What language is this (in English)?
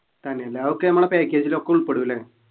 Malayalam